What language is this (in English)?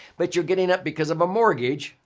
English